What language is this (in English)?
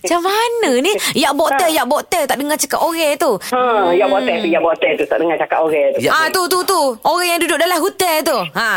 Malay